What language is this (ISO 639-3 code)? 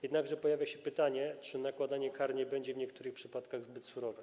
pol